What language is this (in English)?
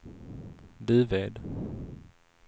Swedish